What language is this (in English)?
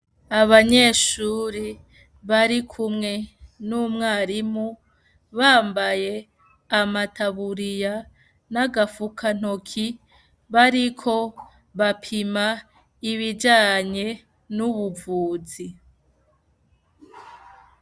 Rundi